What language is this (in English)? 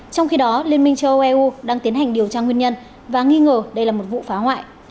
Vietnamese